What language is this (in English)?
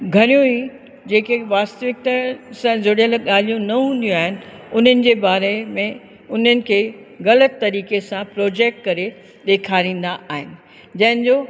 Sindhi